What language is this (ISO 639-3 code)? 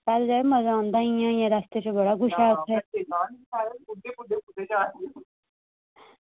doi